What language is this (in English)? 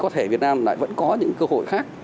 Vietnamese